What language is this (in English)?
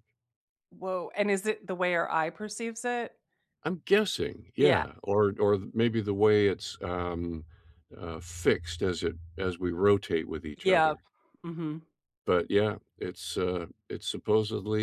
English